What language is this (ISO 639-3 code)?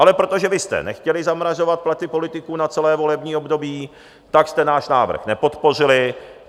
ces